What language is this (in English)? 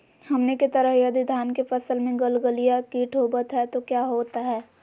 Magahi